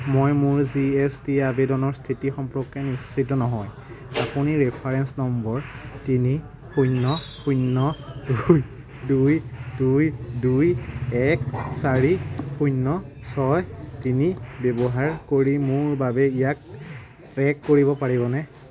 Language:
Assamese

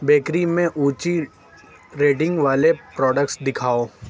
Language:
Urdu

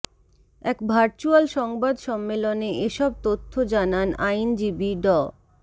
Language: Bangla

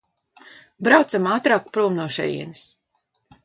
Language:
Latvian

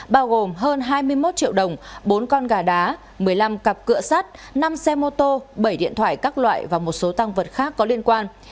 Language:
Vietnamese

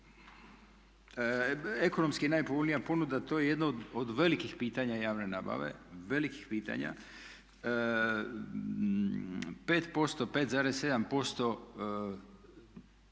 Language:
Croatian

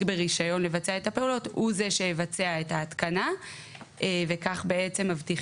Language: Hebrew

